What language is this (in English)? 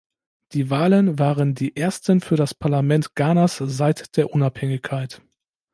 German